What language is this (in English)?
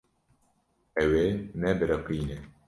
Kurdish